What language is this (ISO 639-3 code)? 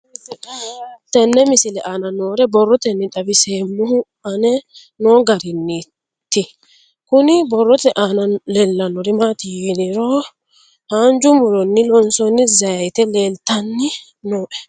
sid